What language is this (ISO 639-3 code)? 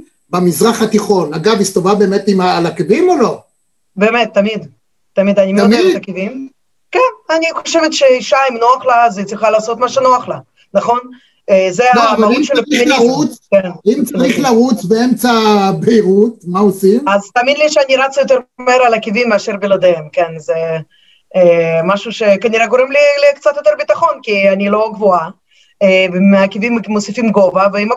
heb